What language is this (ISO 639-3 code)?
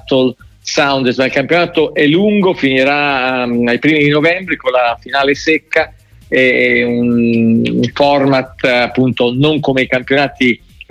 ita